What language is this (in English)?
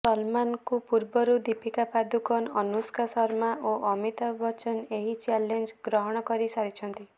Odia